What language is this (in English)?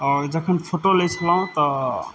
Maithili